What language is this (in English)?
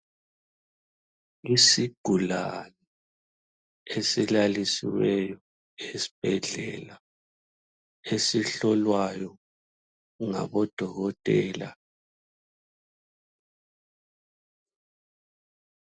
North Ndebele